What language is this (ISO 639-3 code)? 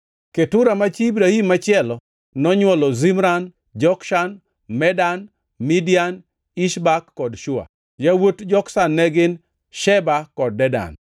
luo